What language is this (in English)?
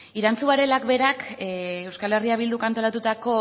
Basque